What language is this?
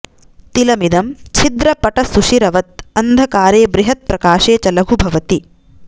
Sanskrit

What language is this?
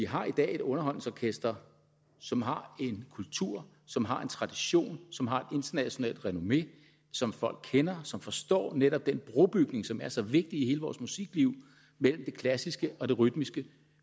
Danish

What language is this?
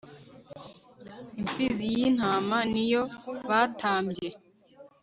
Kinyarwanda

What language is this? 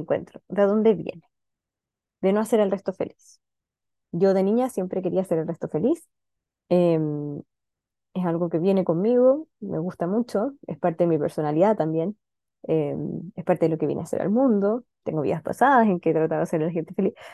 Spanish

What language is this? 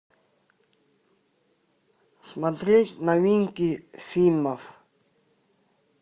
Russian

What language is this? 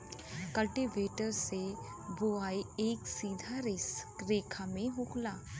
Bhojpuri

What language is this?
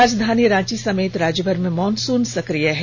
Hindi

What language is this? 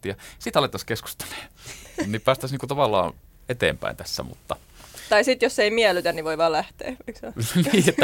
Finnish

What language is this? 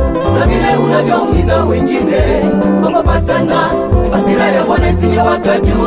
Swahili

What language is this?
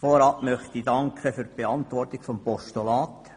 Swiss German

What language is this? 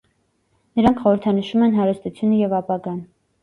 Armenian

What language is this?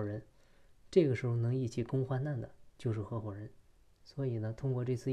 Chinese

